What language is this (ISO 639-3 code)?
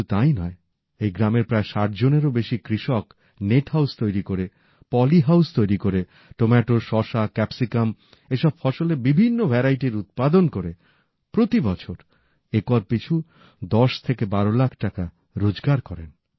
ben